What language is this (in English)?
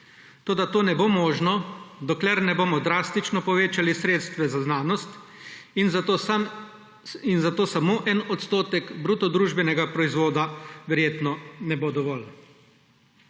Slovenian